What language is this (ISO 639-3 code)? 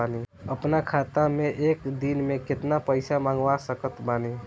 bho